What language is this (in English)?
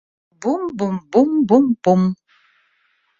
Russian